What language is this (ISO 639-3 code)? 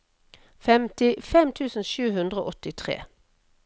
nor